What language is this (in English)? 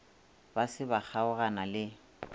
Northern Sotho